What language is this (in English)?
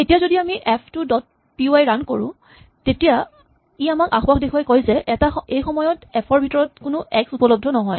Assamese